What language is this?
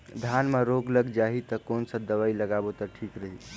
Chhattisgarhi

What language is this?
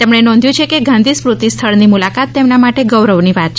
Gujarati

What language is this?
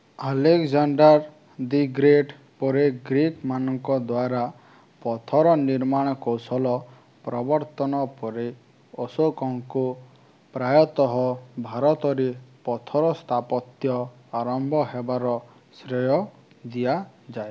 Odia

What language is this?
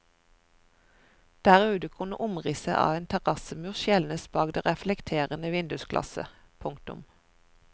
Norwegian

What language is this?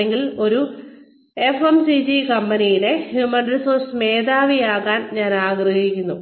Malayalam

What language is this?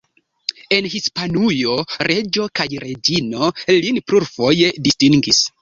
Esperanto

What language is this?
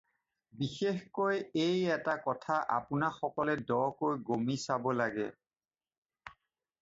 Assamese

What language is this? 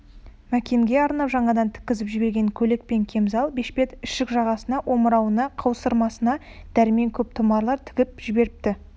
Kazakh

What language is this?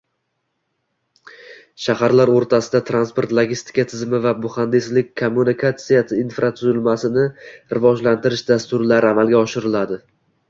Uzbek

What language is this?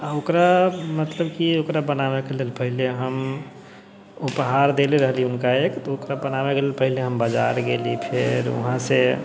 Maithili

